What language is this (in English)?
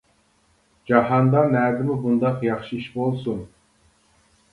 Uyghur